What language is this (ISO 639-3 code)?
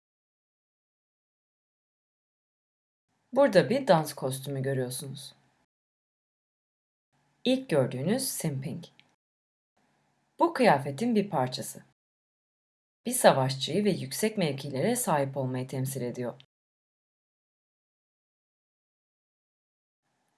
tur